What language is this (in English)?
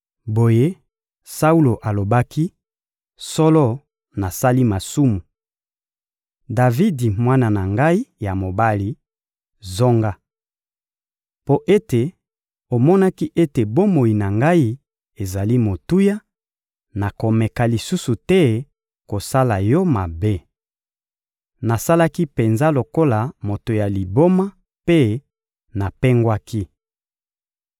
Lingala